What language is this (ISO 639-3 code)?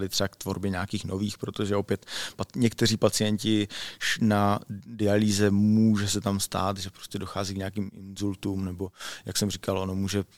ces